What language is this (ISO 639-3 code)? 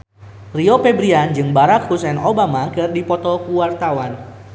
sun